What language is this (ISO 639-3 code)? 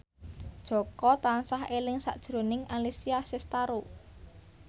jav